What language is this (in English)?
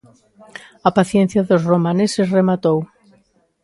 Galician